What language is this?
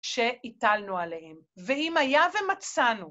Hebrew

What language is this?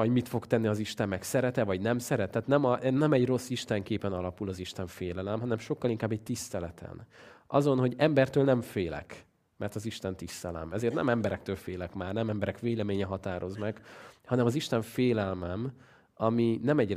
Hungarian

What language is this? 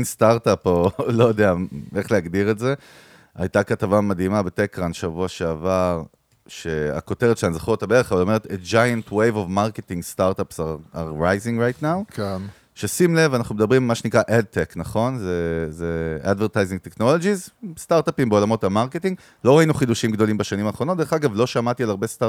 Hebrew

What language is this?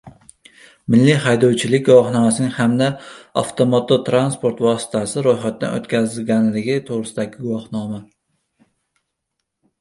Uzbek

